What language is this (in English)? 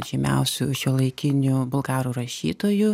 Lithuanian